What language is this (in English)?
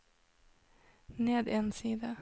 Norwegian